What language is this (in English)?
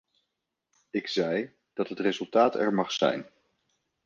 Dutch